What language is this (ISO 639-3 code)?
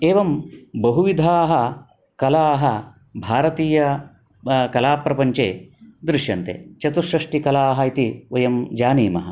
san